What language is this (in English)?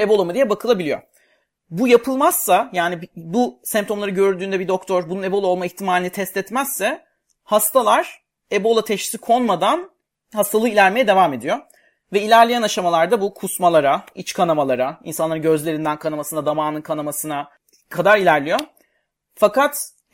Turkish